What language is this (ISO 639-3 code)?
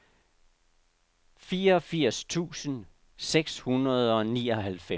dan